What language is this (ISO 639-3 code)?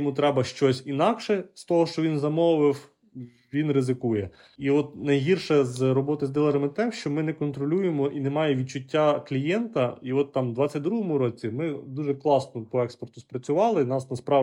ukr